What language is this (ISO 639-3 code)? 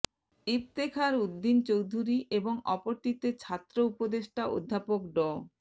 ben